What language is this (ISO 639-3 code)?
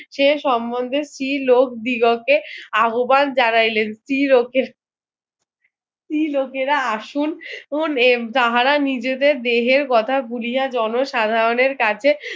ben